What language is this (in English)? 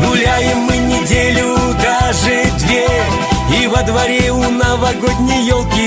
Russian